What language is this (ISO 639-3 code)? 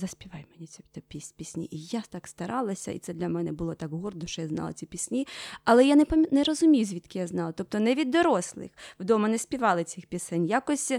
ukr